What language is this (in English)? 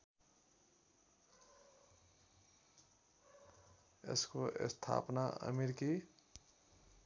Nepali